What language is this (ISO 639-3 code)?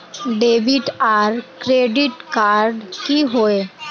mag